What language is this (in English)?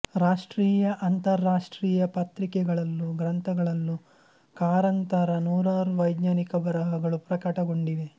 Kannada